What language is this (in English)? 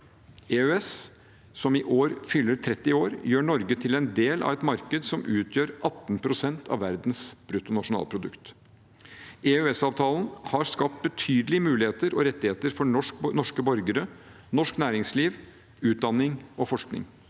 Norwegian